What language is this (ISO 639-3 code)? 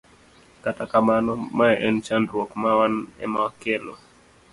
luo